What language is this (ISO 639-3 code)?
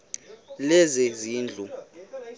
xho